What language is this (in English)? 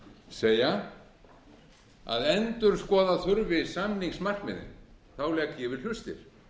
Icelandic